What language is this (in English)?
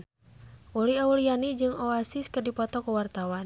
Sundanese